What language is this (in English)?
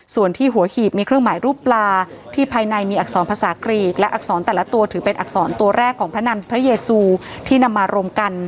Thai